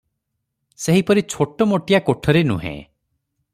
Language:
Odia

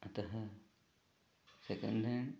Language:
Sanskrit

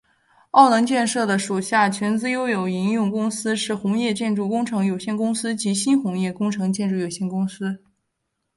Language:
Chinese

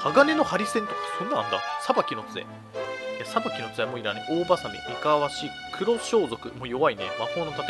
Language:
Japanese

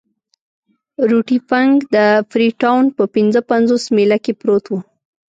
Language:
Pashto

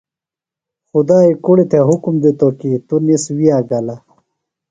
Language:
Phalura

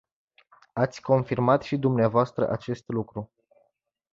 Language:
Romanian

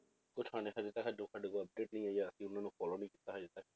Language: Punjabi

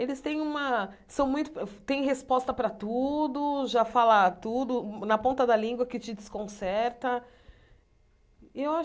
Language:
Portuguese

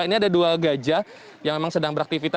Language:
Indonesian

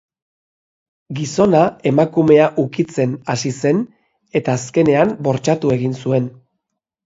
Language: Basque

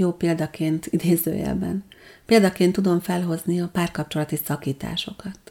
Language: Hungarian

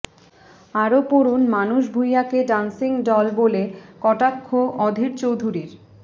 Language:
Bangla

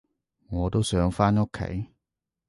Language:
Cantonese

